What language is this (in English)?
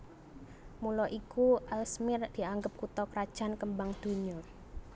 Javanese